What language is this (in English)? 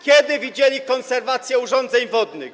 Polish